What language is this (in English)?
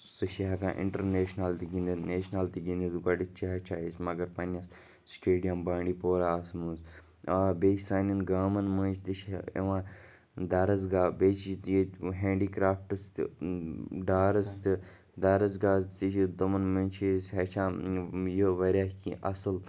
Kashmiri